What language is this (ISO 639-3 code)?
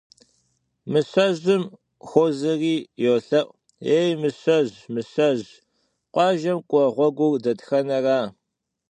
kbd